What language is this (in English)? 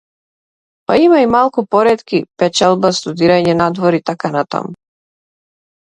Macedonian